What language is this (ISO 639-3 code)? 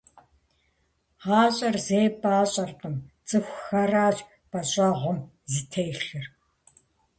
kbd